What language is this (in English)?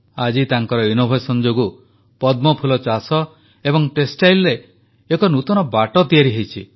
Odia